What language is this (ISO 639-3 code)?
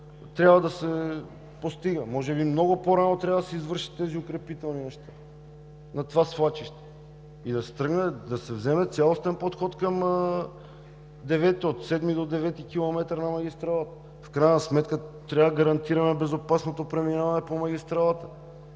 bul